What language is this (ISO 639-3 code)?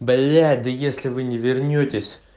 rus